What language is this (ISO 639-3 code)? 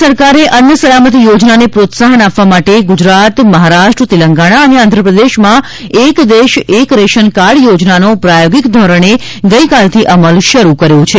guj